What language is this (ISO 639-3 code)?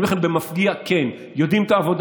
heb